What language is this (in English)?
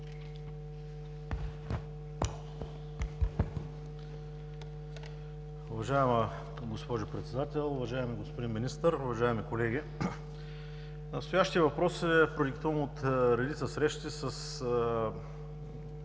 Bulgarian